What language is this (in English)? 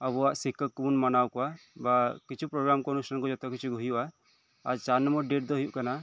Santali